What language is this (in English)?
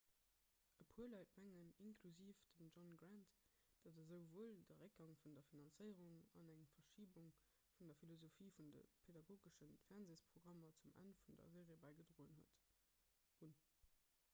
Luxembourgish